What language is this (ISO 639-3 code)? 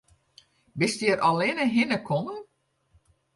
fry